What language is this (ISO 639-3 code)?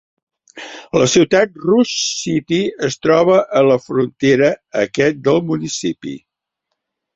cat